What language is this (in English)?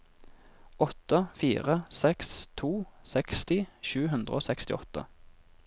Norwegian